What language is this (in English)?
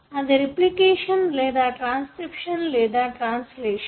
Telugu